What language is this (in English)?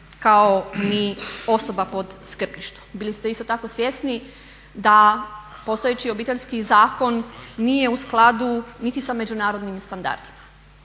Croatian